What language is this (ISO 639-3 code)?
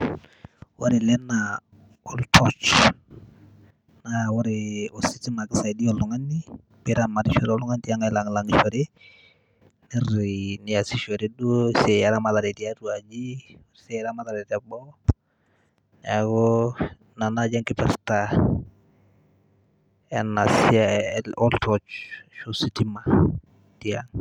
mas